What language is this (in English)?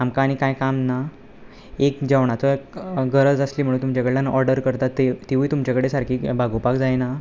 Konkani